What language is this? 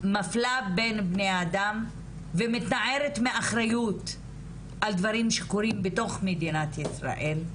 Hebrew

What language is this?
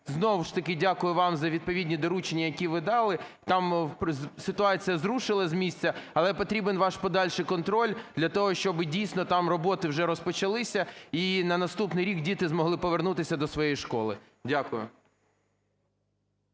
Ukrainian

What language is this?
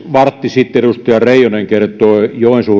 Finnish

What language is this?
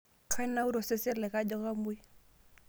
Masai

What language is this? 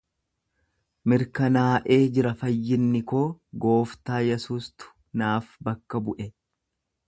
Oromo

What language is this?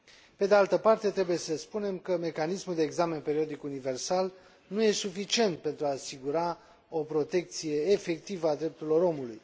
Romanian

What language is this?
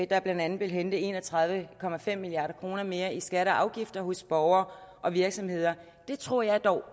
Danish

